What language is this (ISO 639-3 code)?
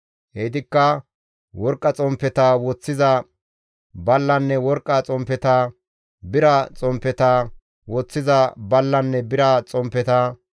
gmv